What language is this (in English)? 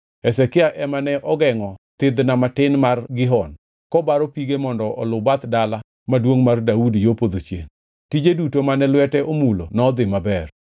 Luo (Kenya and Tanzania)